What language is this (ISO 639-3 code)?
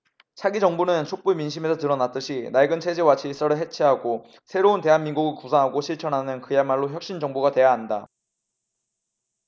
kor